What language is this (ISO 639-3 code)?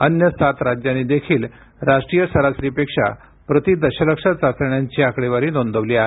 mar